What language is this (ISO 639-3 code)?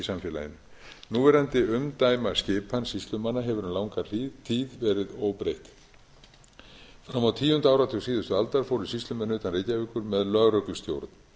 isl